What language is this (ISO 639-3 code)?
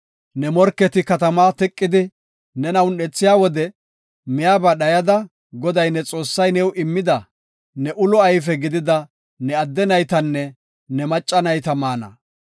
gof